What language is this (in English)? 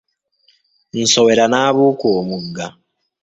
Ganda